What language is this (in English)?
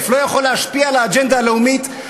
Hebrew